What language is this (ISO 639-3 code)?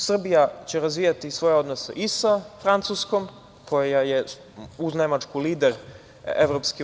srp